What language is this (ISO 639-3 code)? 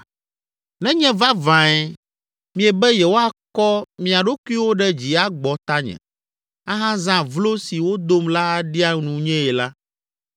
ewe